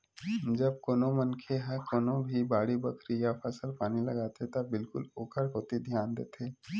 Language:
Chhattisgarhi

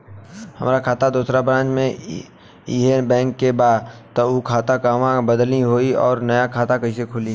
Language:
Bhojpuri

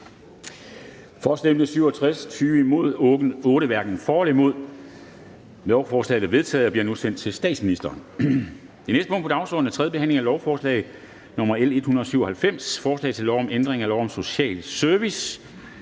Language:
Danish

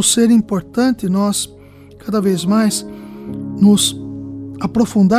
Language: Portuguese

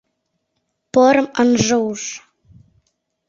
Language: Mari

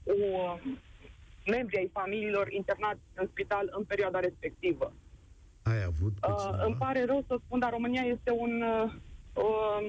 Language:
Romanian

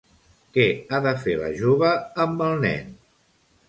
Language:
Catalan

